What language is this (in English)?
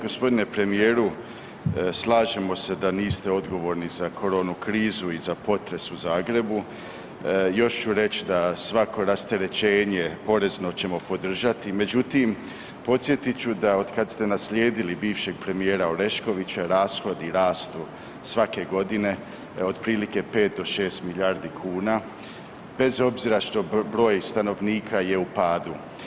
Croatian